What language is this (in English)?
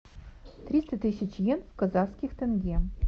Russian